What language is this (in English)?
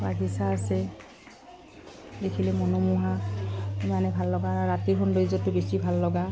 Assamese